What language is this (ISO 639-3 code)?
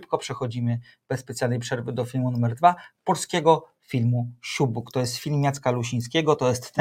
pol